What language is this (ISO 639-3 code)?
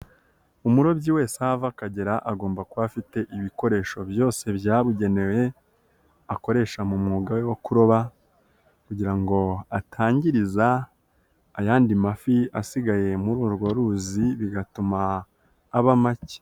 kin